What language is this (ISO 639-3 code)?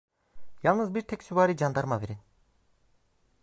tur